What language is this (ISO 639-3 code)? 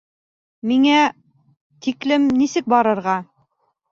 bak